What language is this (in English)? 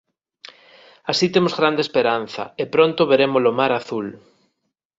Galician